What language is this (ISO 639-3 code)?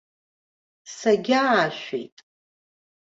abk